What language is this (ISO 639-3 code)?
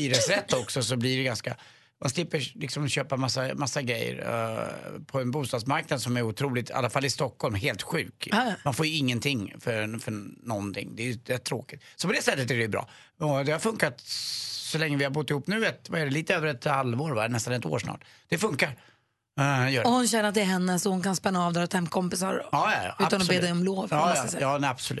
swe